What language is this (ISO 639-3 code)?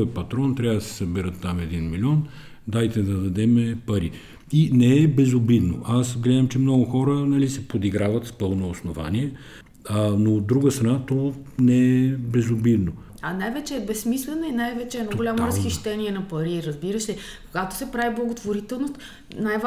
bul